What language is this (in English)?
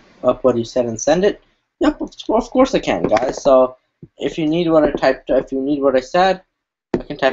English